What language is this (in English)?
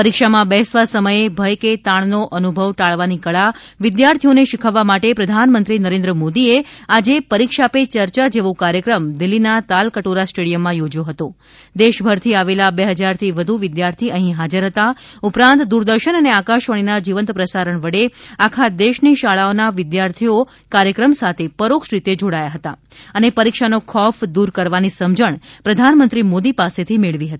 Gujarati